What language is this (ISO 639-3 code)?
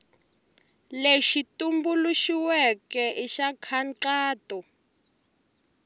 tso